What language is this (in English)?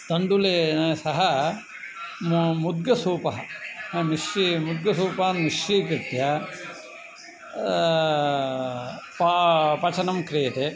Sanskrit